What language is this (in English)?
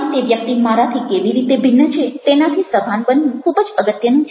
Gujarati